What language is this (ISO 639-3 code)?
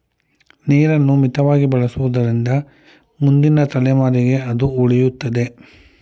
kan